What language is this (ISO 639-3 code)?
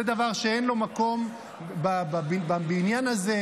heb